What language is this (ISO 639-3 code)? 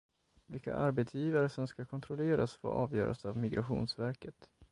swe